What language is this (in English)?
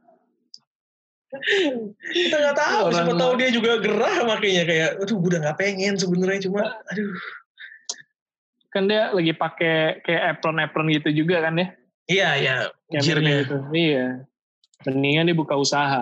Indonesian